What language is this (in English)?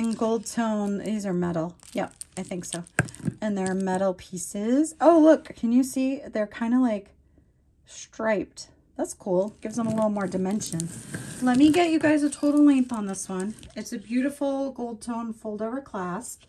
English